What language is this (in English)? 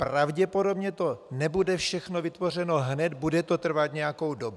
Czech